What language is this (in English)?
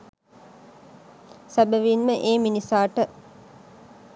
Sinhala